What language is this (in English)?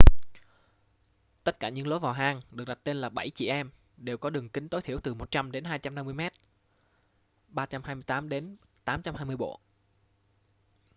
Vietnamese